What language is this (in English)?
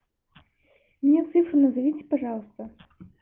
Russian